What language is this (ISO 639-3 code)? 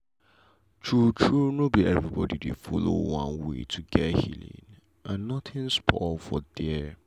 pcm